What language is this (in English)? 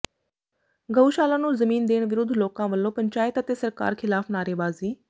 Punjabi